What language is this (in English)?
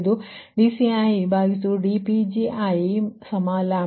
Kannada